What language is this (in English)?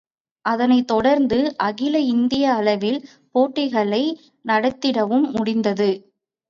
Tamil